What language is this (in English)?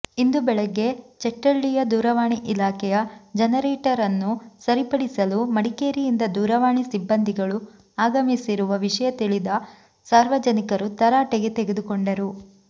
Kannada